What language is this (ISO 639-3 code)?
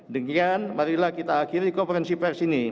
ind